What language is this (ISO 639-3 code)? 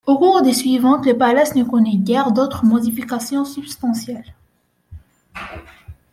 fra